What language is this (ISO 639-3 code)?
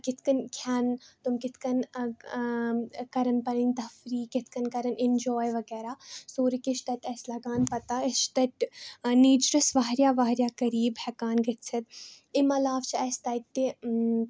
kas